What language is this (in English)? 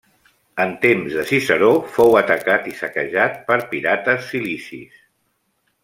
Catalan